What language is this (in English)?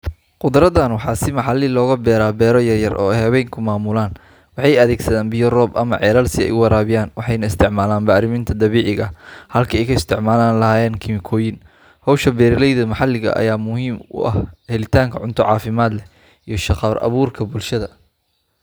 Somali